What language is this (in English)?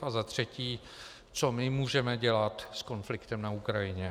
Czech